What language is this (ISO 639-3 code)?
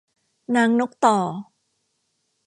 tha